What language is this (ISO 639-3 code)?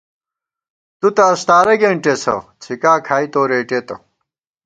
gwt